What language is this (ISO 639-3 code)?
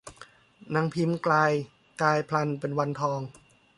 tha